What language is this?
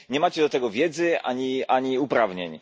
Polish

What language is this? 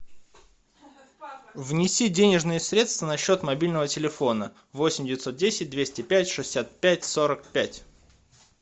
Russian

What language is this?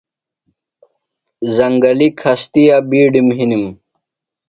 Phalura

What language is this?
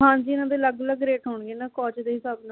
Punjabi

